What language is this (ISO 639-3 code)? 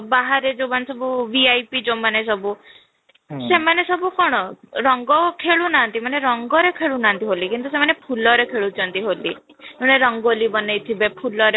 ori